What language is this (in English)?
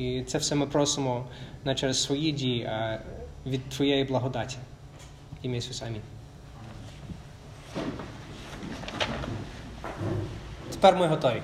Ukrainian